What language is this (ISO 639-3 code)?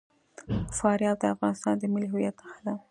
pus